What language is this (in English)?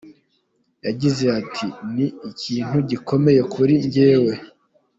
Kinyarwanda